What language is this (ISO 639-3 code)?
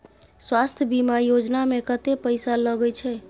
mai